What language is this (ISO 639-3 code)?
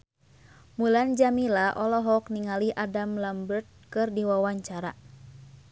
sun